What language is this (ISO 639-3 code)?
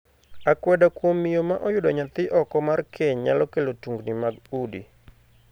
luo